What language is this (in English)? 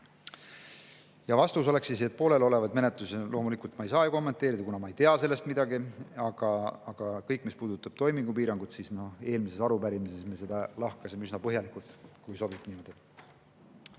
Estonian